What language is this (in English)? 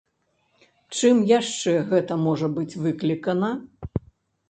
Belarusian